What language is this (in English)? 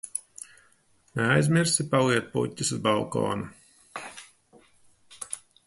Latvian